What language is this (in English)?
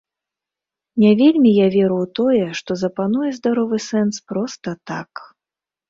Belarusian